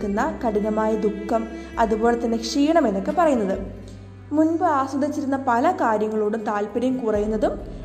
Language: Malayalam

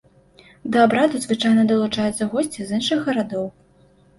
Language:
Belarusian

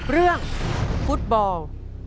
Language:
Thai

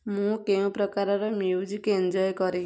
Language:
Odia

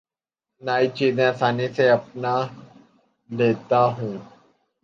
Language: Urdu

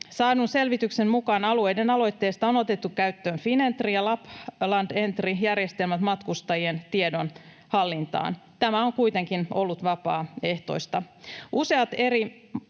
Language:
Finnish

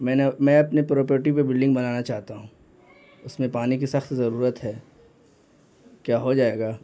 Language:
Urdu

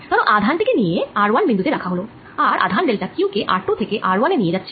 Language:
Bangla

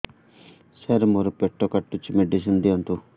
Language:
Odia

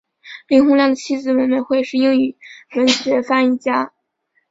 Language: Chinese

